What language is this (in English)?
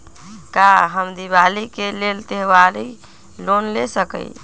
Magahi